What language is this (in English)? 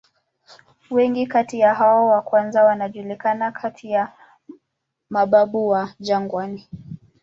Swahili